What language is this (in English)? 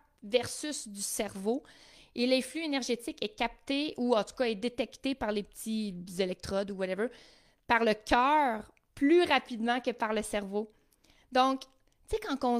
French